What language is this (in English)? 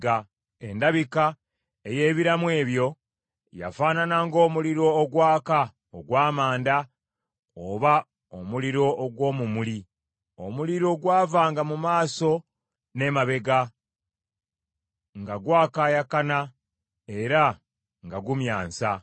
Ganda